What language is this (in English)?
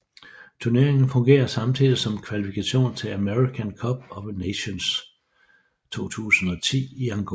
Danish